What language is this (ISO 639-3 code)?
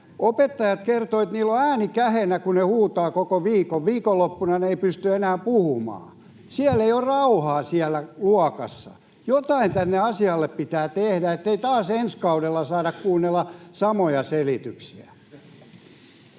fin